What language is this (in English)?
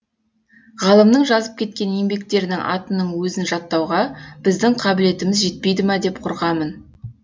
Kazakh